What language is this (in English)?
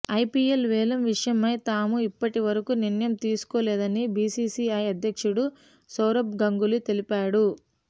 Telugu